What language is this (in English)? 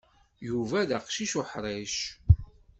Kabyle